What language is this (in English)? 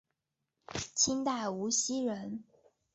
Chinese